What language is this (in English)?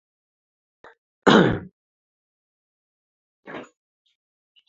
Uzbek